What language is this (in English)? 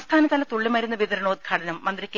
Malayalam